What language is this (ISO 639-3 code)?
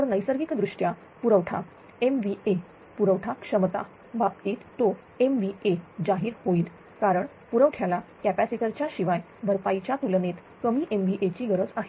mar